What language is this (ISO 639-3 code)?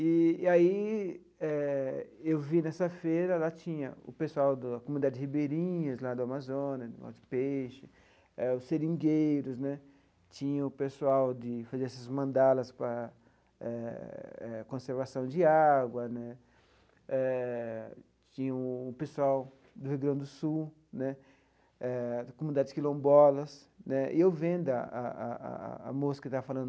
por